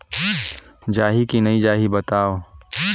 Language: Chhattisgarhi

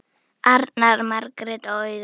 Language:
Icelandic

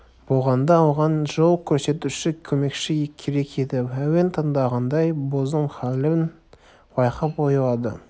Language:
Kazakh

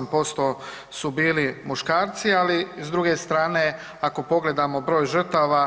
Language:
Croatian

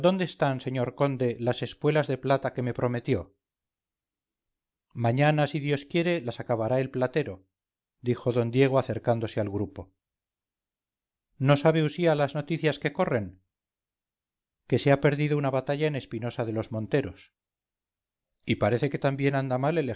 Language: Spanish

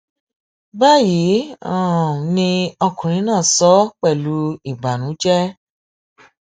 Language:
Yoruba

